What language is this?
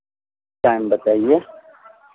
Hindi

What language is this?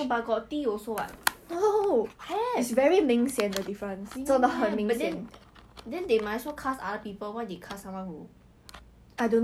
English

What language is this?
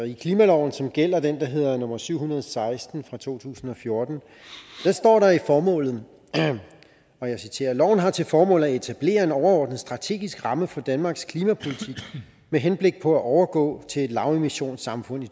Danish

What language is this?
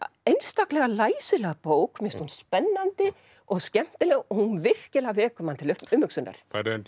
Icelandic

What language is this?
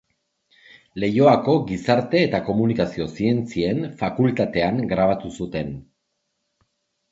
Basque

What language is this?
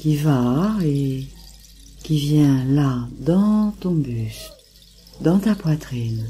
French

